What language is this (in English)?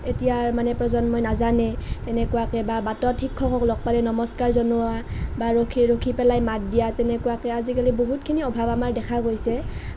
Assamese